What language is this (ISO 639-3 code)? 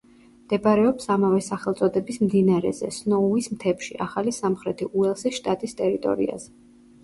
kat